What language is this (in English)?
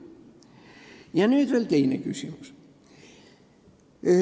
Estonian